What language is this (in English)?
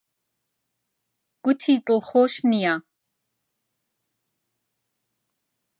Central Kurdish